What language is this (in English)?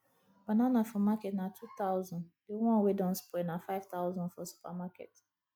Nigerian Pidgin